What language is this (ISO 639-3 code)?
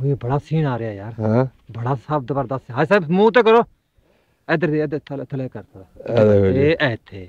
pan